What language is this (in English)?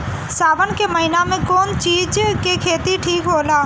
Bhojpuri